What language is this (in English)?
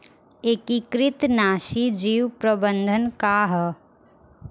Bhojpuri